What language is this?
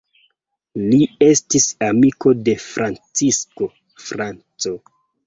Esperanto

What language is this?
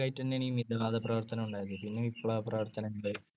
Malayalam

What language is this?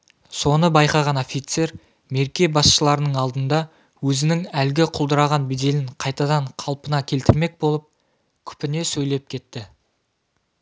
Kazakh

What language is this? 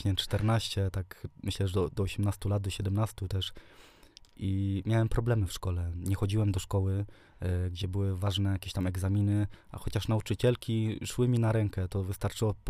Polish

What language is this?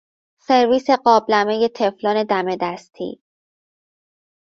Persian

